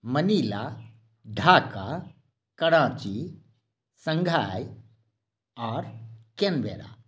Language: Maithili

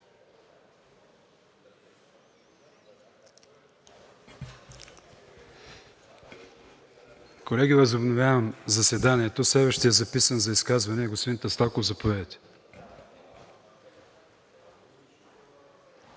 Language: Bulgarian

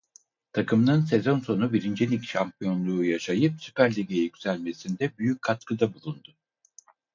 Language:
Turkish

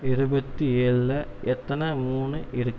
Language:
Tamil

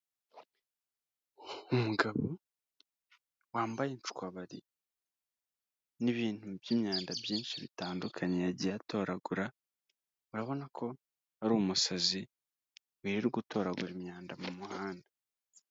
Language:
Kinyarwanda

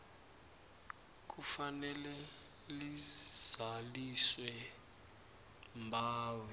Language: South Ndebele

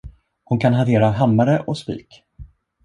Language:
Swedish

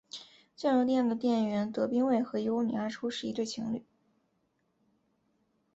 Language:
Chinese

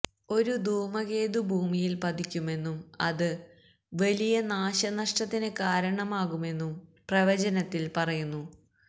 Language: Malayalam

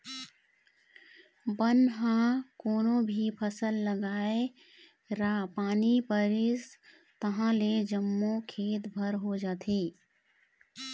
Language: Chhattisgarhi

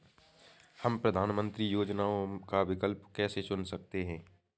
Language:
Hindi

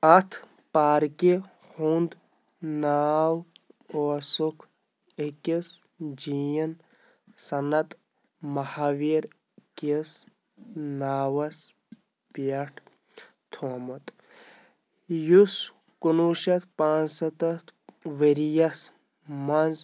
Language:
Kashmiri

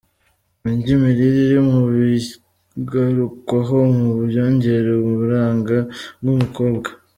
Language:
Kinyarwanda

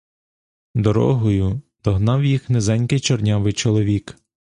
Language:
Ukrainian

